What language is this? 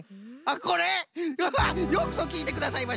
Japanese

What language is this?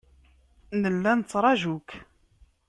Kabyle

